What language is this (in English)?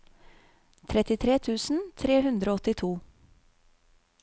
Norwegian